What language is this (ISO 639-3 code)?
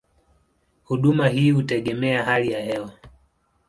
swa